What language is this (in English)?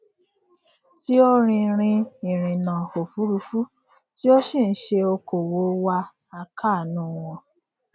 Yoruba